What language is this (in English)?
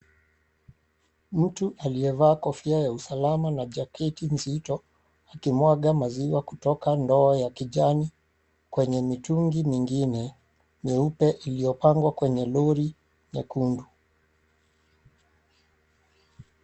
Swahili